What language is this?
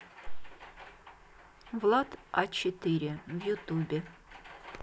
Russian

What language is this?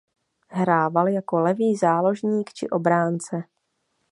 Czech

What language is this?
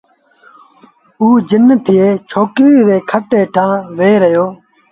Sindhi Bhil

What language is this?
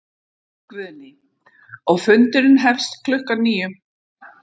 Icelandic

